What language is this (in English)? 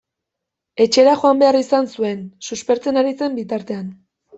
Basque